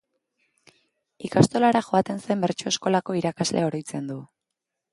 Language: Basque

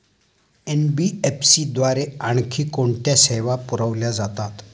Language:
Marathi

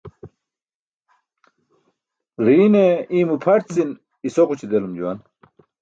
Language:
Burushaski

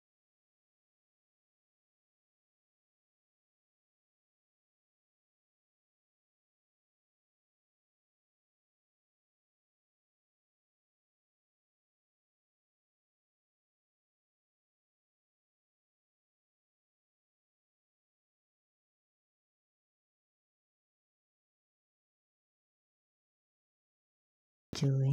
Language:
Kikuyu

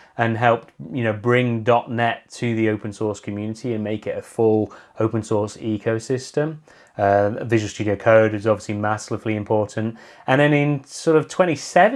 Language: English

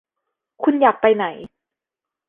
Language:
Thai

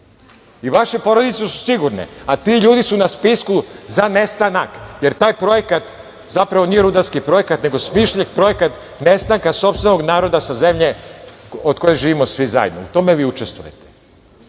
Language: Serbian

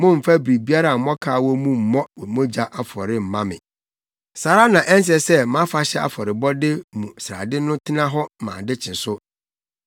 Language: Akan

